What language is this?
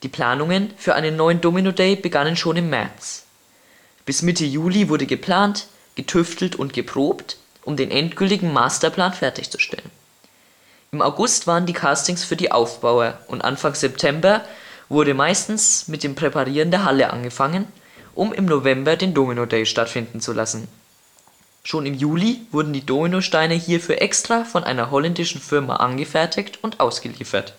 German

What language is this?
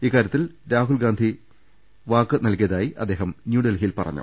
Malayalam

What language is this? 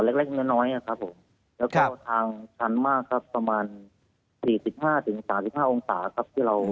Thai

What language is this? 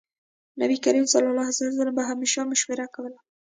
Pashto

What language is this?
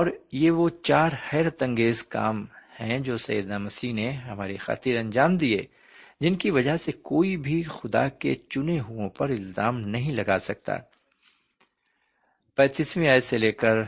Urdu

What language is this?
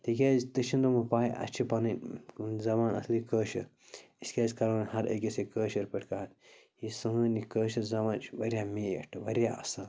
Kashmiri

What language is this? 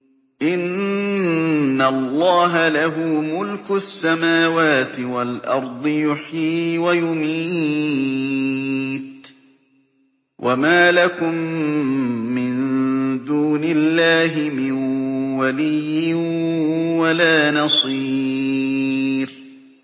Arabic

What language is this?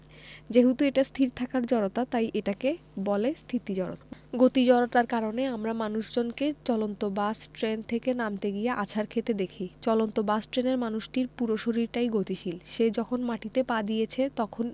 Bangla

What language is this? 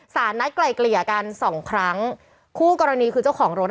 Thai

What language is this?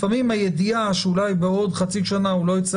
Hebrew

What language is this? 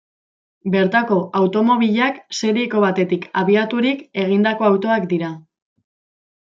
Basque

